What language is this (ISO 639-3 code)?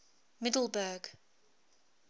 eng